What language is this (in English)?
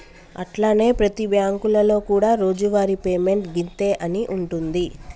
Telugu